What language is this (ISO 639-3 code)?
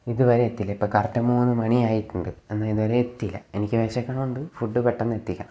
mal